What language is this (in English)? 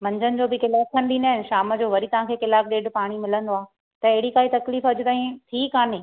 Sindhi